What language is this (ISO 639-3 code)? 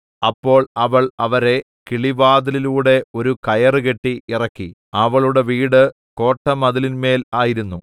mal